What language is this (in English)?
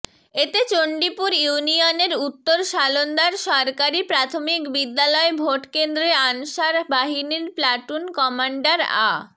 Bangla